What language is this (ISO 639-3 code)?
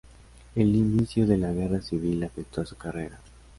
spa